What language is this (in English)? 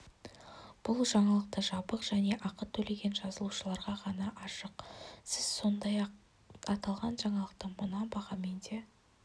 Kazakh